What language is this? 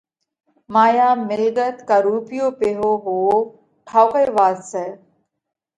Parkari Koli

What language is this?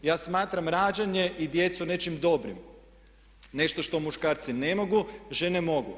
Croatian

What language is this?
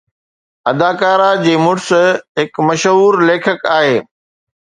Sindhi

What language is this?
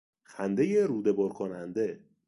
Persian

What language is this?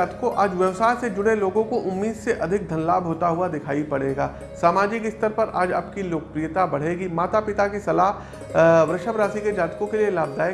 Hindi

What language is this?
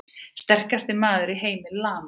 Icelandic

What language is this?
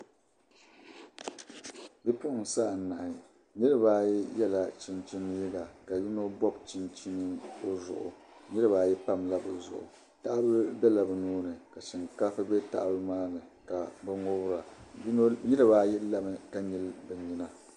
Dagbani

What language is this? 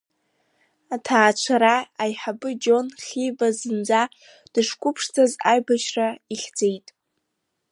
Abkhazian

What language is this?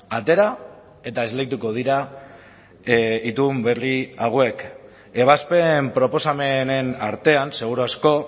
Basque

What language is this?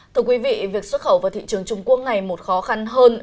Vietnamese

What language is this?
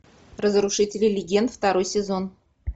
Russian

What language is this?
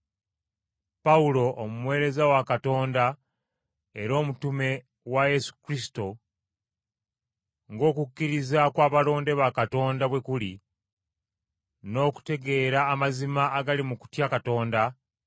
Ganda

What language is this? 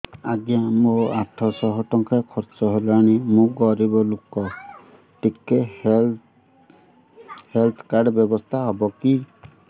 Odia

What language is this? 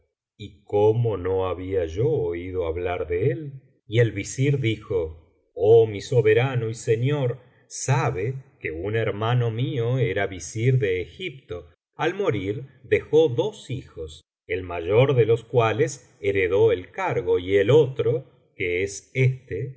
Spanish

